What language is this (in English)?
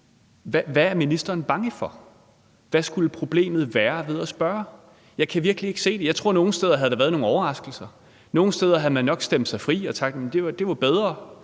Danish